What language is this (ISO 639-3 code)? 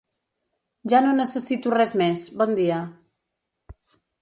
cat